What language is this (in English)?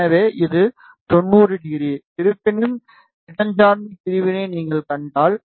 Tamil